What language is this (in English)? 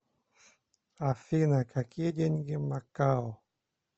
Russian